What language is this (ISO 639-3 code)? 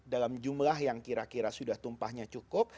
ind